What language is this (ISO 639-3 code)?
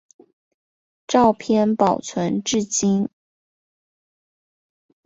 zho